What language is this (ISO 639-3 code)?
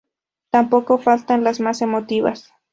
spa